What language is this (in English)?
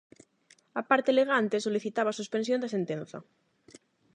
Galician